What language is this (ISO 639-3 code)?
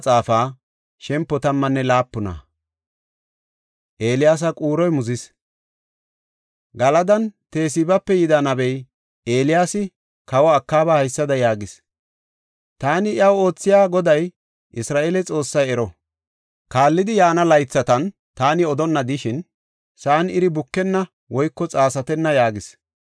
gof